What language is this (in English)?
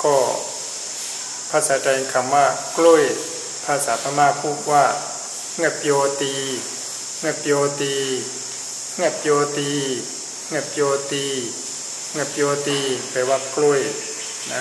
Thai